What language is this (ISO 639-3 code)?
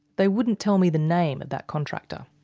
eng